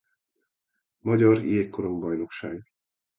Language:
Hungarian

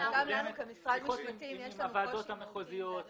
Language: Hebrew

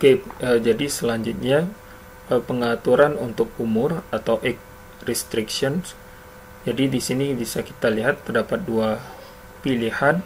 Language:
Indonesian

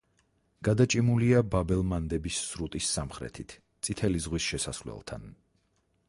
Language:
Georgian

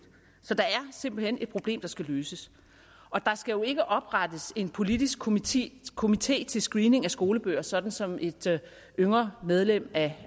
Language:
Danish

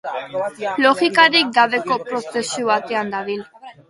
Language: Basque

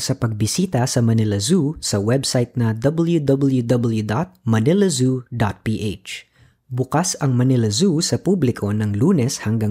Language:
Filipino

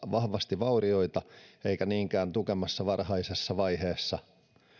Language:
Finnish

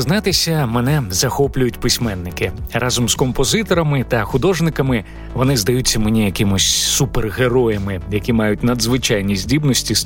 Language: Ukrainian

